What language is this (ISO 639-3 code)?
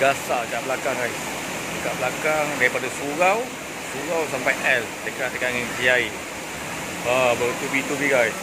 msa